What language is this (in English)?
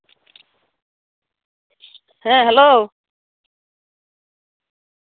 Santali